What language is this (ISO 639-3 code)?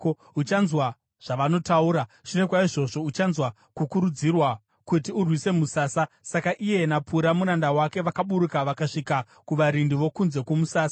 sna